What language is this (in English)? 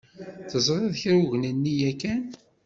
Kabyle